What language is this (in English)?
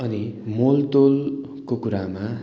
Nepali